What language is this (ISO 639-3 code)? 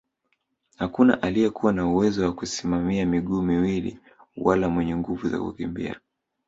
swa